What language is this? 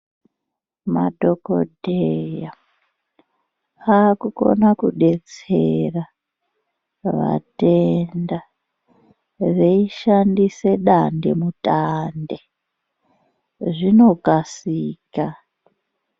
Ndau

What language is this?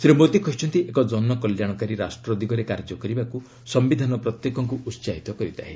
Odia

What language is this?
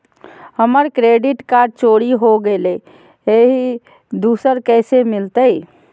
Magahi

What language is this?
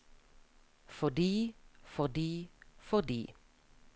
Norwegian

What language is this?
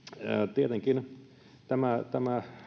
Finnish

